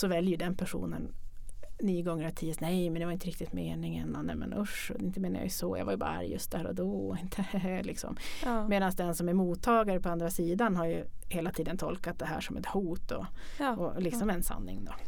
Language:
Swedish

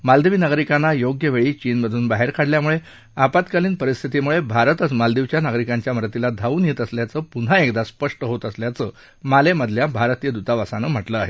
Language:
Marathi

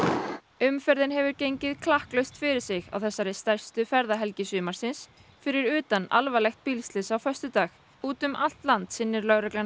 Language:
Icelandic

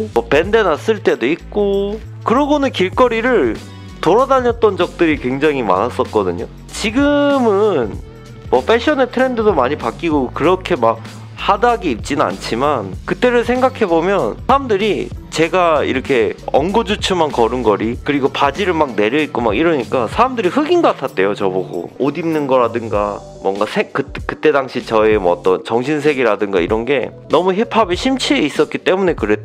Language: Korean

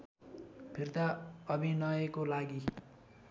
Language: Nepali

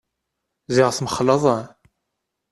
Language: Kabyle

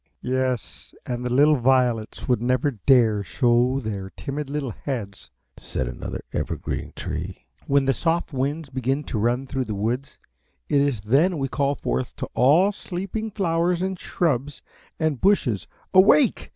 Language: English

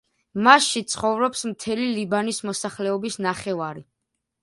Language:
Georgian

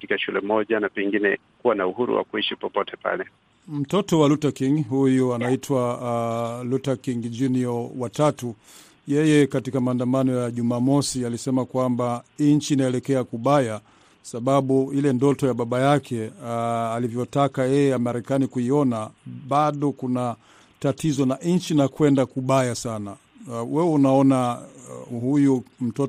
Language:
Swahili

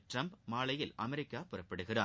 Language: Tamil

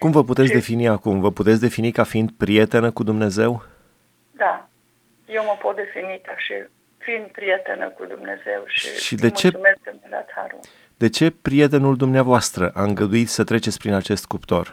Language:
Romanian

